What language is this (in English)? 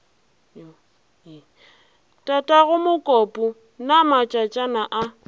Northern Sotho